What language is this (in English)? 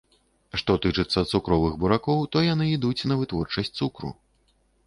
Belarusian